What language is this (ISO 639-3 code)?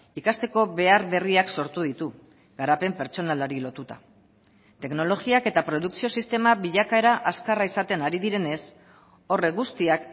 eus